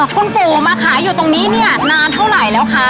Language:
Thai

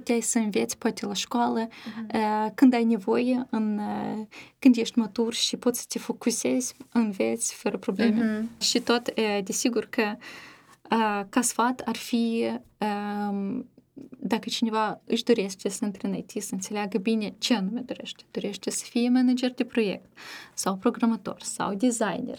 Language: Romanian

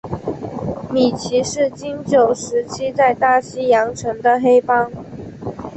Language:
Chinese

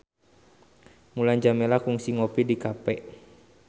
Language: Sundanese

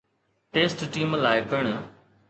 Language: Sindhi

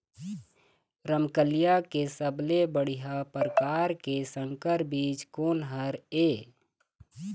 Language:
Chhattisgarhi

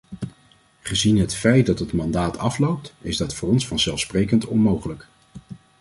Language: Dutch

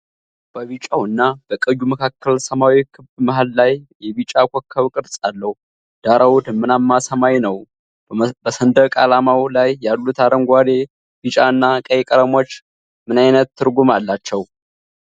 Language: Amharic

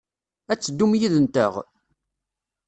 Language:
Kabyle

